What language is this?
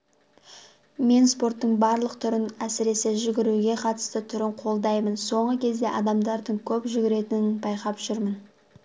Kazakh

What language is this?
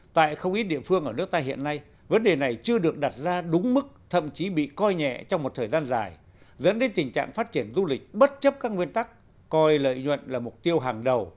Vietnamese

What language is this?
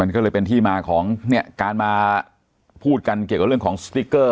Thai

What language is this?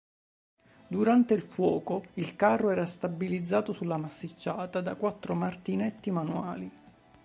Italian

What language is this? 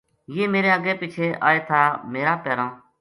Gujari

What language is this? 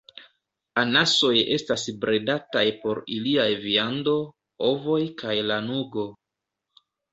Esperanto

